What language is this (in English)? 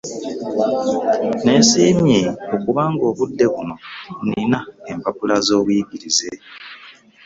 Ganda